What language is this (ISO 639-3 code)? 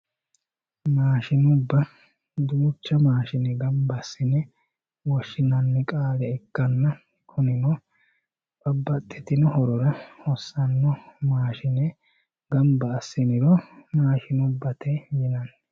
sid